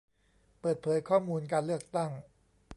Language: Thai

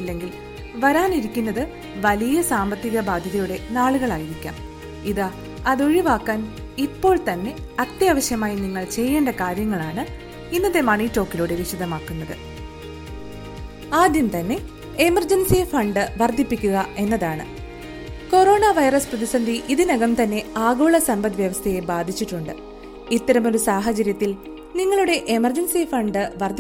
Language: Malayalam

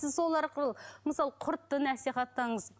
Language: Kazakh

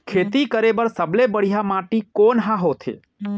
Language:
Chhattisgarhi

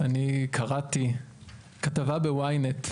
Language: Hebrew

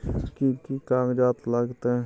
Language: Maithili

